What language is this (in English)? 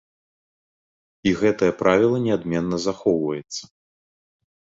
Belarusian